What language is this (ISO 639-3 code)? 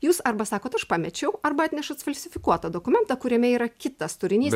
lit